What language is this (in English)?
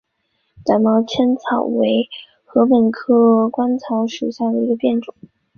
Chinese